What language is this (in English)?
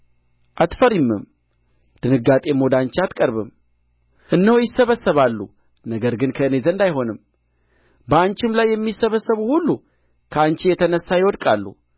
Amharic